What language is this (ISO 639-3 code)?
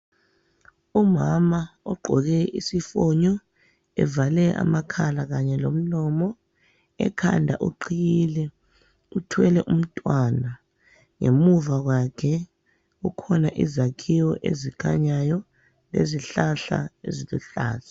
nde